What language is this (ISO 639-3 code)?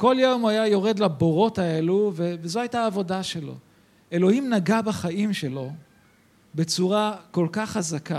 heb